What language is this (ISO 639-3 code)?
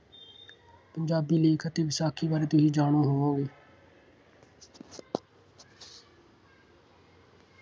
pan